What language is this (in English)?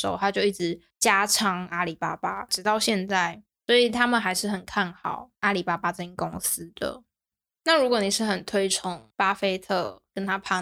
Chinese